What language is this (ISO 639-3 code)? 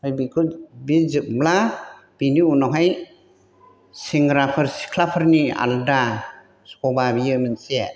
brx